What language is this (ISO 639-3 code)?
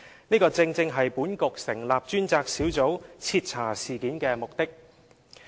yue